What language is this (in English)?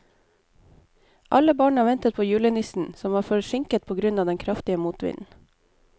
Norwegian